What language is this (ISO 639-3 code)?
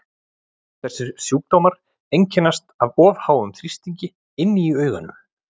isl